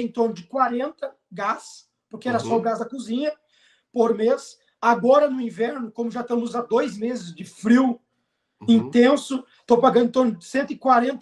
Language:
Portuguese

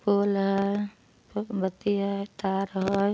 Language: Magahi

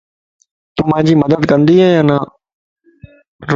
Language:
Lasi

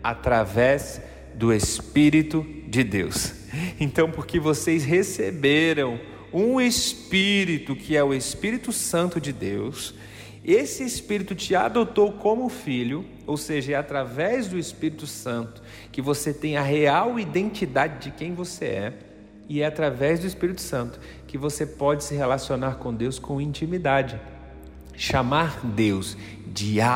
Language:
Portuguese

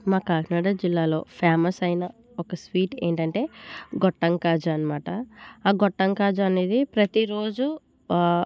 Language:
Telugu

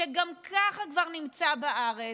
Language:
Hebrew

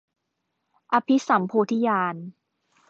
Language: Thai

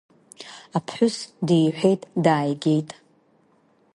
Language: Abkhazian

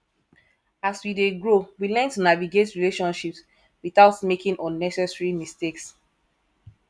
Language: Nigerian Pidgin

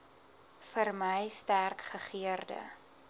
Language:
Afrikaans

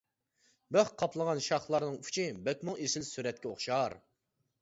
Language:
Uyghur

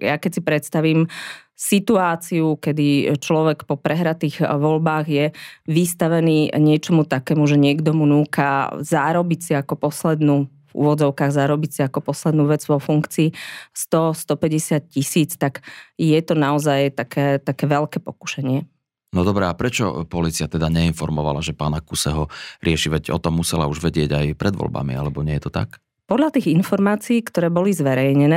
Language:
Slovak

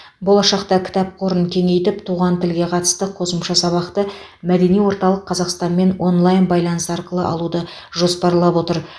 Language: Kazakh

